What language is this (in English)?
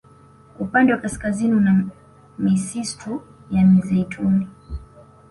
Swahili